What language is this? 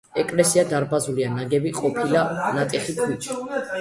Georgian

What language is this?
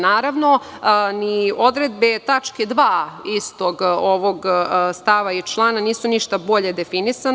Serbian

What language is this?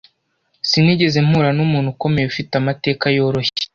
Kinyarwanda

